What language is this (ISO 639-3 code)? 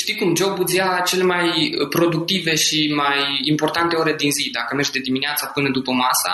ron